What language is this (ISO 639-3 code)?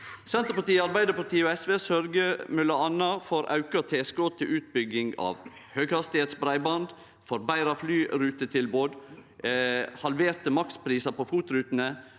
nor